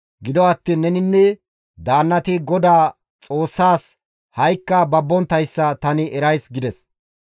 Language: Gamo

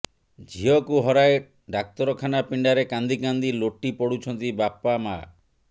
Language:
Odia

